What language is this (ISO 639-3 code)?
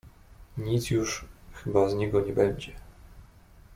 pol